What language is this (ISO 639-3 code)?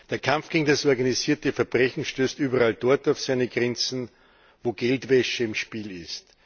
deu